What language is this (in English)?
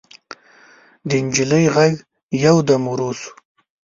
Pashto